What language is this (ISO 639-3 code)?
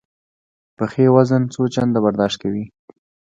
pus